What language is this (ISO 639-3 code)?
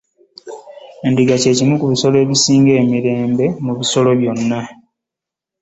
lug